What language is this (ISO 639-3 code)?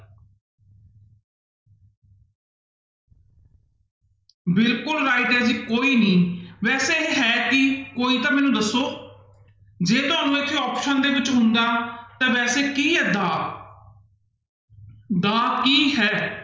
pan